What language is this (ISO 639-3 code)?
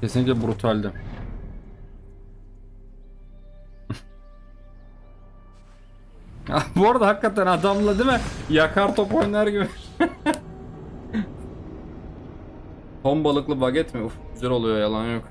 tur